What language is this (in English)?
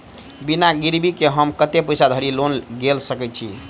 Maithili